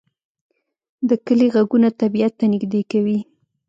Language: Pashto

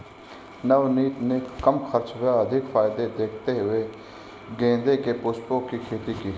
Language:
Hindi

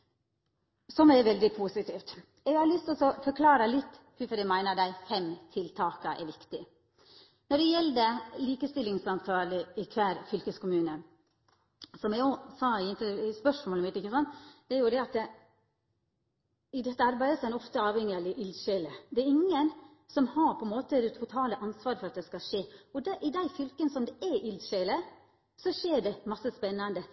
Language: Norwegian Nynorsk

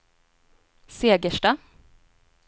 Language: Swedish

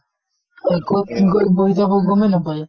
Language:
Assamese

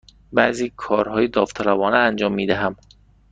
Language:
Persian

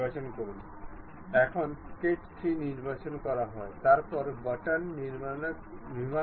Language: Bangla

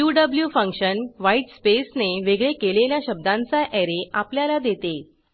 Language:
Marathi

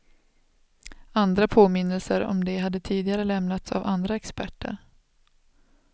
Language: Swedish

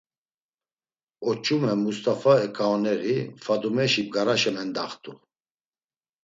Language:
Laz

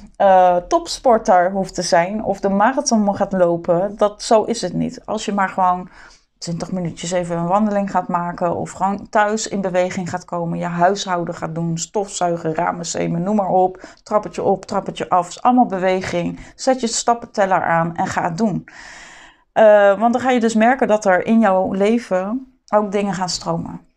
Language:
Dutch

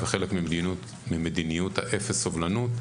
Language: Hebrew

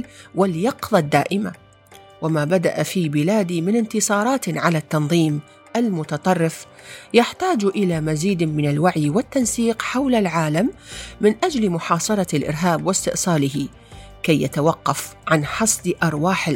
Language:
Arabic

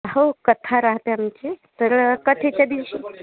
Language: Marathi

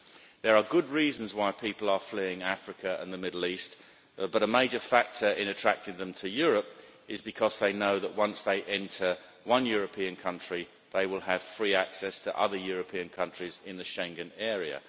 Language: English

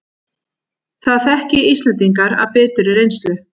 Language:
Icelandic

